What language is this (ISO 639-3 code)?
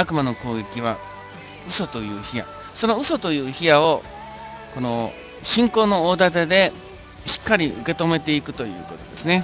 jpn